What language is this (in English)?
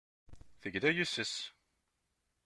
Kabyle